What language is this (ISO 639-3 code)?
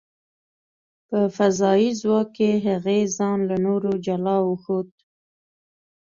pus